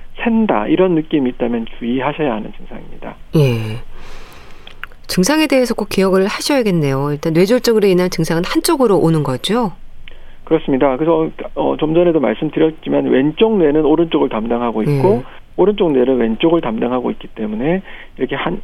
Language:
Korean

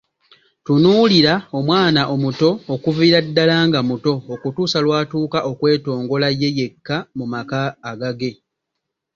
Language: Ganda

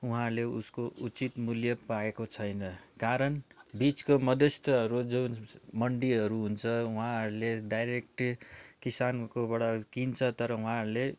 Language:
Nepali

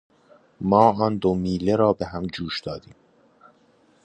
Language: Persian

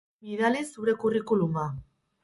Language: Basque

